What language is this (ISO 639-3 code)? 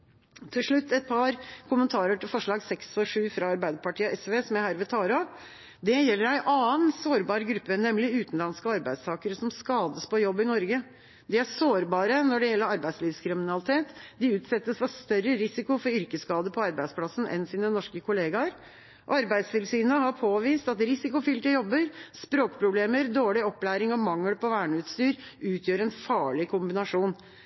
nob